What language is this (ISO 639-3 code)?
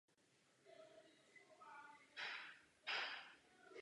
ces